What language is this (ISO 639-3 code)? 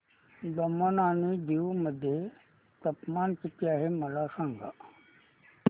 mar